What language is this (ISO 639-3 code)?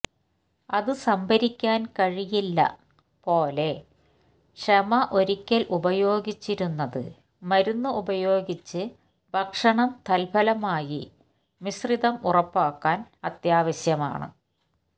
mal